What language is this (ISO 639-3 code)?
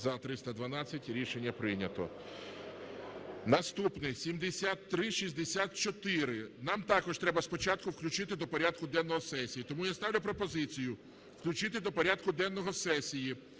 ukr